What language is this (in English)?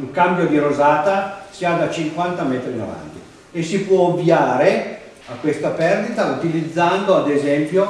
Italian